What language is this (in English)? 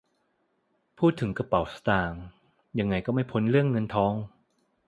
Thai